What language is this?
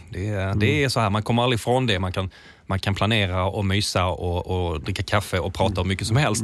Swedish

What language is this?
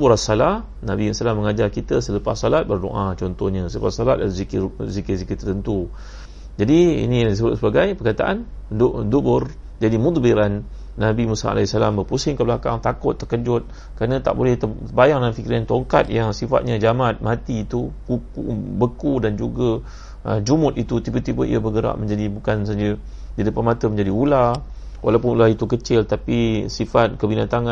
Malay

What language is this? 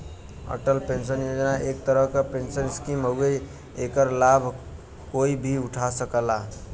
Bhojpuri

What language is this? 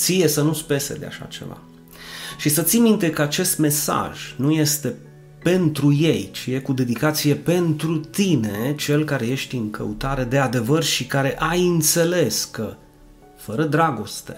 Romanian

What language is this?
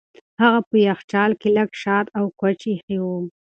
Pashto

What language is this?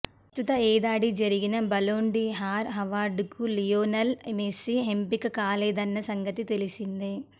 Telugu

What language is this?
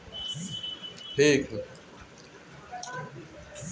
Bhojpuri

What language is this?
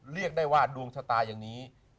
Thai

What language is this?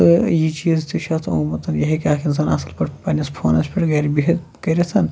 Kashmiri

